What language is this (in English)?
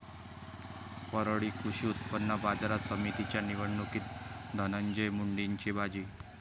Marathi